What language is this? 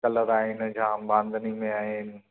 Sindhi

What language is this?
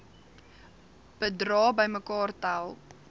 Afrikaans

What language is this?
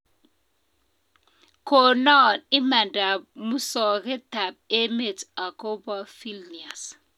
Kalenjin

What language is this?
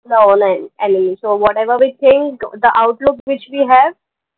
Marathi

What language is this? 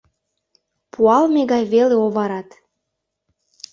Mari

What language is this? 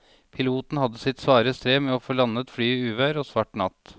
Norwegian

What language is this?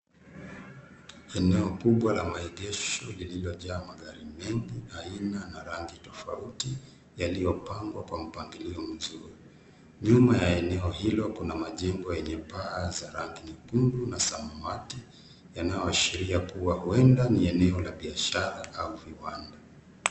Swahili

